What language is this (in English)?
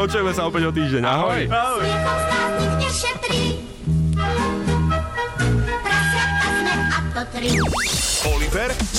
Slovak